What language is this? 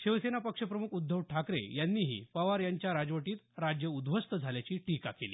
Marathi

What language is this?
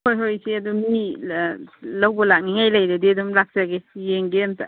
Manipuri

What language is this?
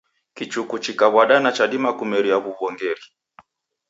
Taita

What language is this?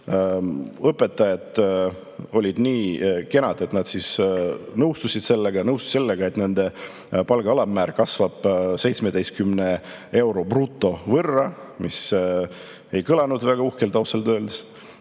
Estonian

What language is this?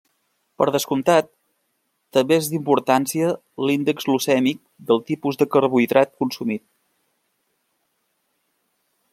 Catalan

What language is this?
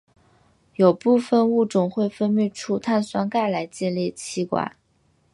Chinese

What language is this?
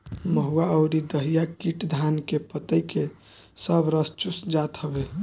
Bhojpuri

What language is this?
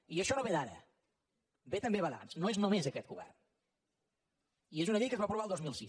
Catalan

